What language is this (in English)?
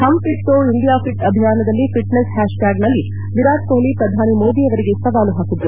Kannada